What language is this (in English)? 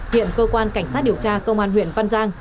Vietnamese